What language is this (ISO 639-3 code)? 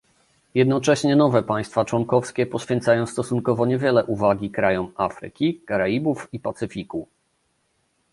pol